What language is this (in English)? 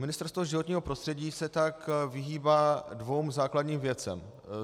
Czech